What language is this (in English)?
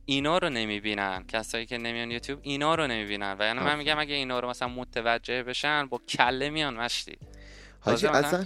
Persian